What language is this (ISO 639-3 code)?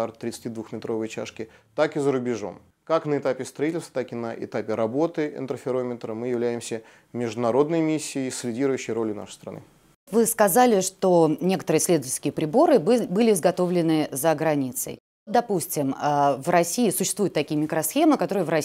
rus